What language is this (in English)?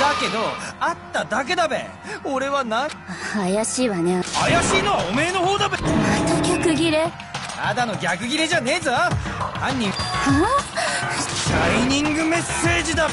Japanese